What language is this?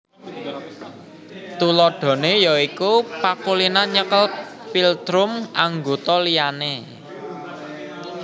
Javanese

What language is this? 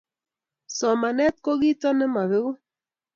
Kalenjin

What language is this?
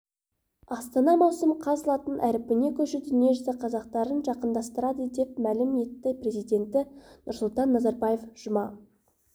Kazakh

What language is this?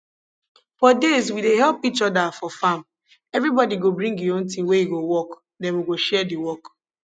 Nigerian Pidgin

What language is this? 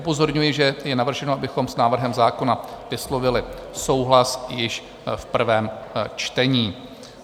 Czech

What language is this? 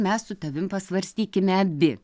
Lithuanian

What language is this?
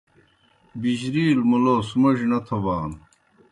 Kohistani Shina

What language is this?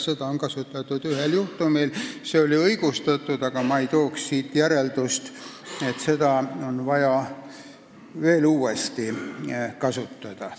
Estonian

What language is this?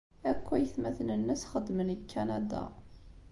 Kabyle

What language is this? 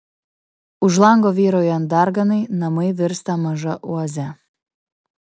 Lithuanian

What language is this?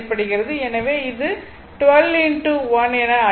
Tamil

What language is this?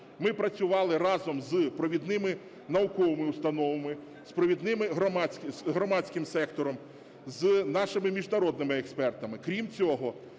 Ukrainian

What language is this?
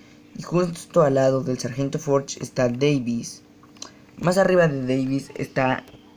Spanish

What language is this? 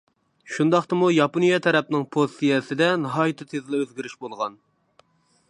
Uyghur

